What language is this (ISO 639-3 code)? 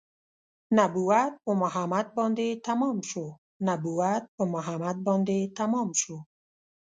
pus